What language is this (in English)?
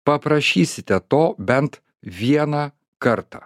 Lithuanian